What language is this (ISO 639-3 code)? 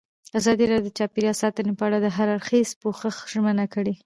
pus